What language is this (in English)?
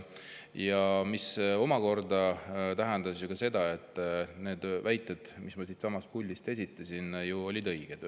Estonian